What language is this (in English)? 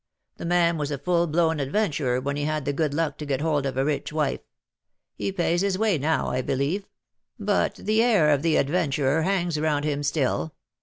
English